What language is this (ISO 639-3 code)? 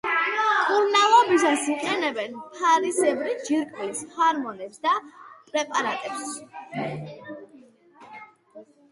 kat